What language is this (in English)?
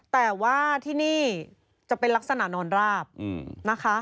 Thai